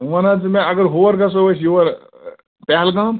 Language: Kashmiri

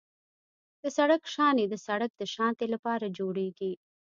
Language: Pashto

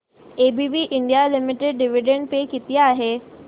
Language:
Marathi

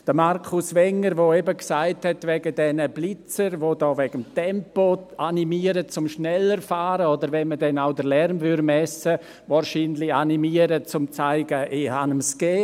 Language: Swiss German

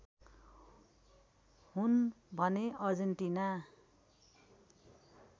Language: Nepali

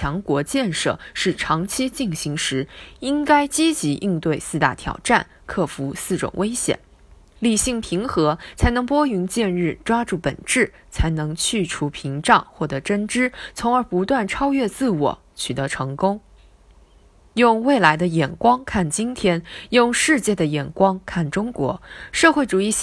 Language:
Chinese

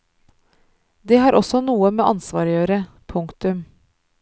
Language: Norwegian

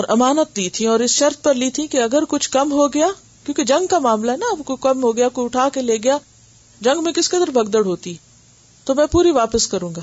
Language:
Urdu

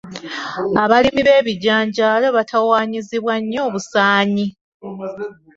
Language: Ganda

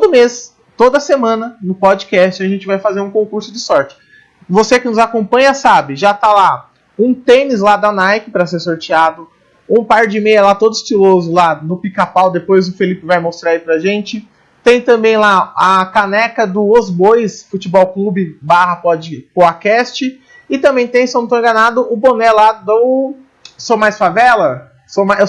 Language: Portuguese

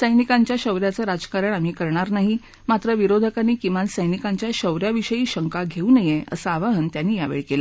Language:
Marathi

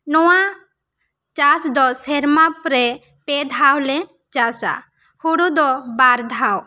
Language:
Santali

